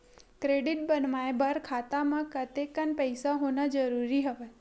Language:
Chhattisgarhi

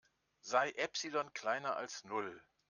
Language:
German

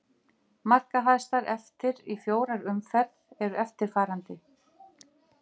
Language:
Icelandic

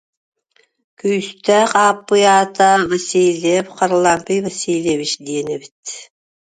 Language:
Yakut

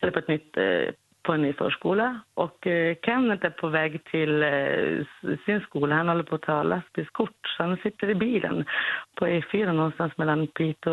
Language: Swedish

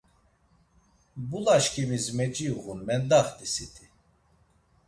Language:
Laz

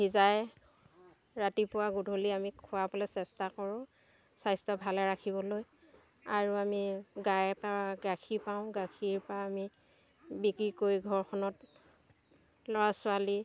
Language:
Assamese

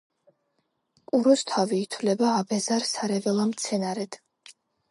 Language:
Georgian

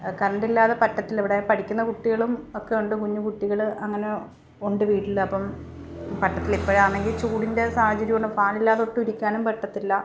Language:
Malayalam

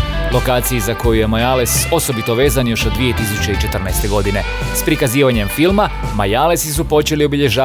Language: Croatian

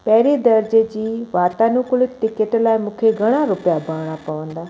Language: Sindhi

